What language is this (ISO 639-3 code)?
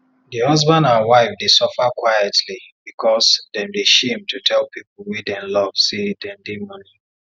pcm